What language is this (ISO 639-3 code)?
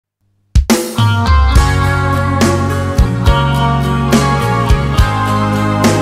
ind